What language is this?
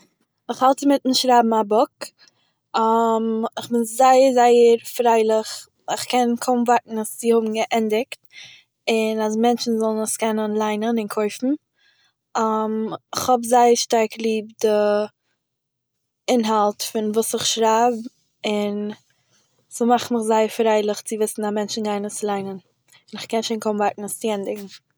Yiddish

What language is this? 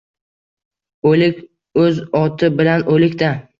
Uzbek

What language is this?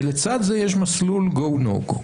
Hebrew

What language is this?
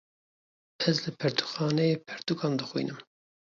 Kurdish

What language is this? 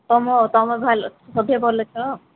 Odia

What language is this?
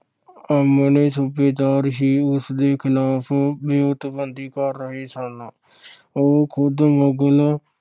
Punjabi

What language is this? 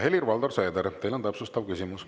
Estonian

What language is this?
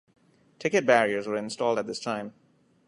English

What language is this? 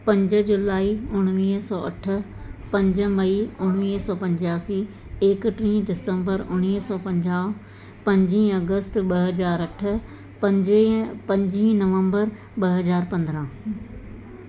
Sindhi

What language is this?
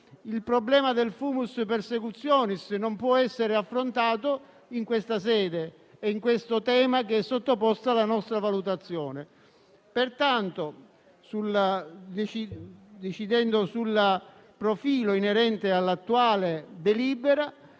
Italian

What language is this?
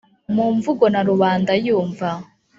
Kinyarwanda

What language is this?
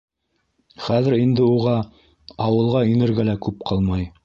Bashkir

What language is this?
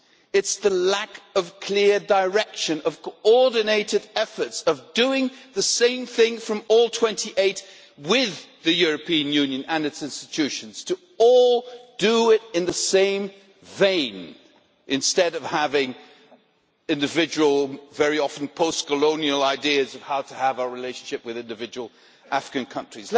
English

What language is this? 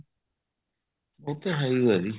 Punjabi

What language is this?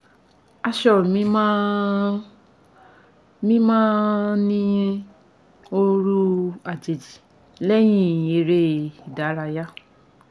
Yoruba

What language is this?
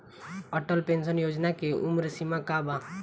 Bhojpuri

